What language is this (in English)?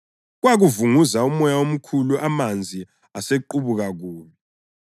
North Ndebele